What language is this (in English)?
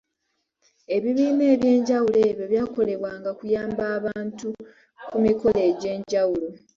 Ganda